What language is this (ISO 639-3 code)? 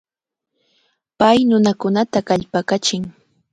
qvl